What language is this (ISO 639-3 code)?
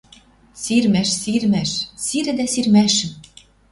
mrj